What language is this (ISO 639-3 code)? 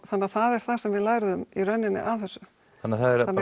isl